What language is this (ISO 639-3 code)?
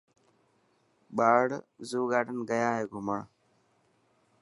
mki